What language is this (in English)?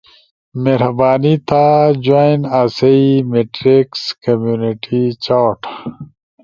Ushojo